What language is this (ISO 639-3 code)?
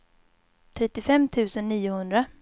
swe